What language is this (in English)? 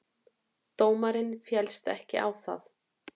Icelandic